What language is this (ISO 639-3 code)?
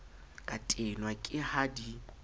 sot